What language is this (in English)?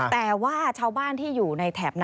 Thai